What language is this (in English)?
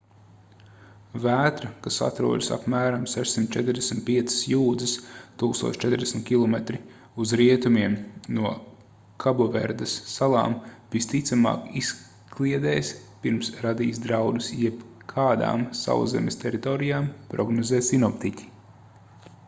Latvian